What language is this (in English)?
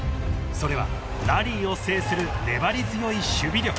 Japanese